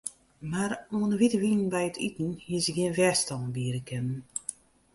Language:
Western Frisian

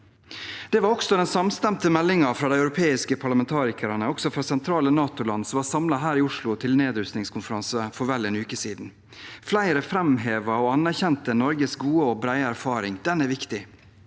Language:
Norwegian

